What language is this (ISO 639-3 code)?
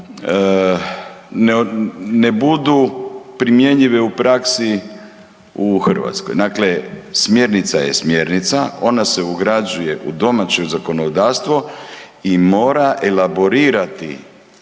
hrv